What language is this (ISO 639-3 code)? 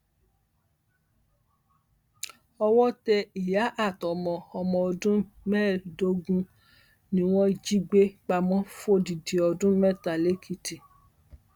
yor